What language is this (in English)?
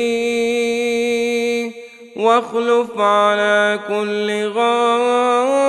Arabic